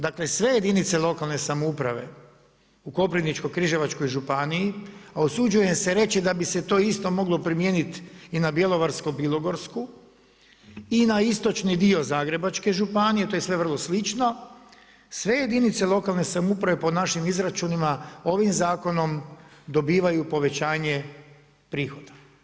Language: Croatian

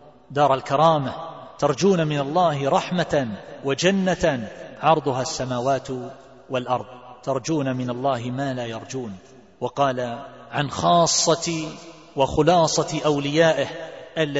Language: Arabic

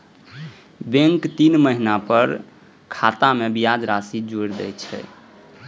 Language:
Maithili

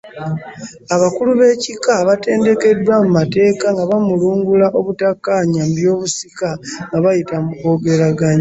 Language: Ganda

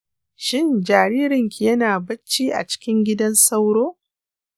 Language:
Hausa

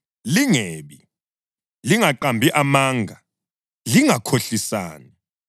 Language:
North Ndebele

